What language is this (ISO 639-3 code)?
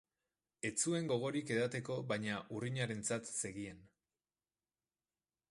eus